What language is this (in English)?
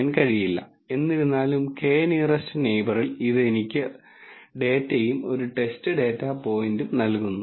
Malayalam